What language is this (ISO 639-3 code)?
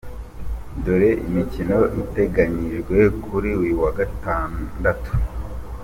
kin